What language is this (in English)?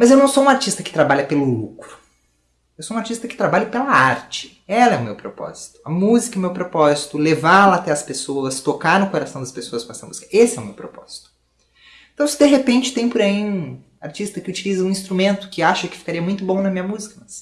Portuguese